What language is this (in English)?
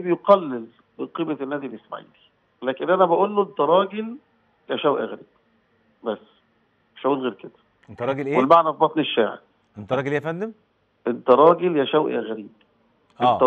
Arabic